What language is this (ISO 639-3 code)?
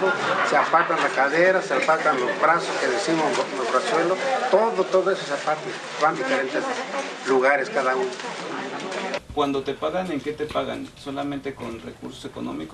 spa